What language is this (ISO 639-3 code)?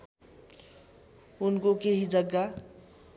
nep